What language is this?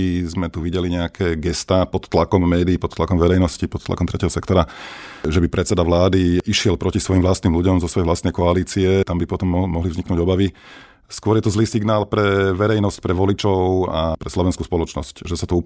Slovak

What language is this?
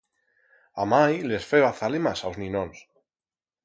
Aragonese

